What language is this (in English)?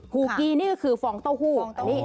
Thai